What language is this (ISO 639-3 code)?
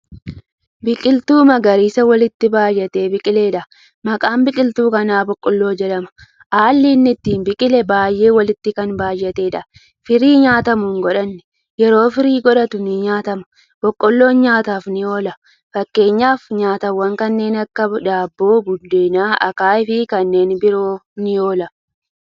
orm